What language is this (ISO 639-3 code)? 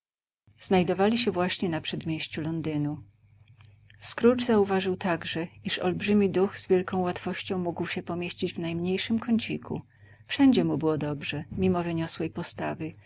pol